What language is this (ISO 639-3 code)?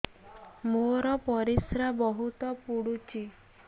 ori